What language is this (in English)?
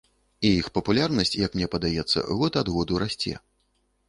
Belarusian